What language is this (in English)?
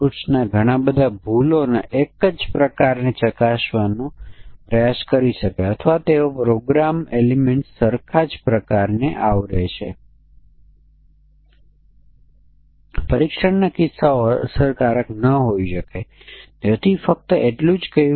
Gujarati